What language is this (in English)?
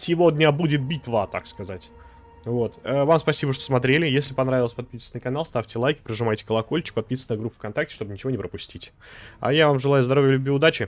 Russian